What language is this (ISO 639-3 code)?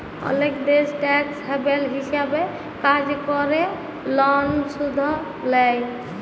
ben